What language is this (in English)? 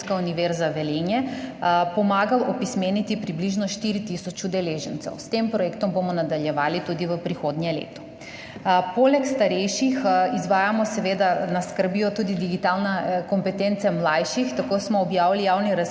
Slovenian